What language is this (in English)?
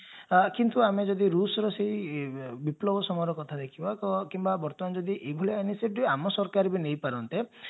Odia